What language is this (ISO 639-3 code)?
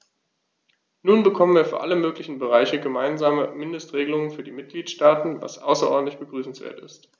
deu